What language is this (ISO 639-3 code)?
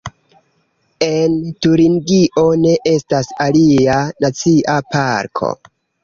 epo